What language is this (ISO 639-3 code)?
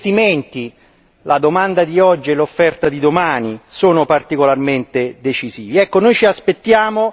ita